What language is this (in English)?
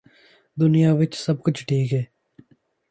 Punjabi